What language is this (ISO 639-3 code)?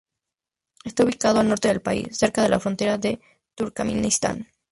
spa